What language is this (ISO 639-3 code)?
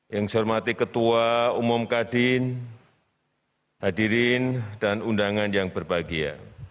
ind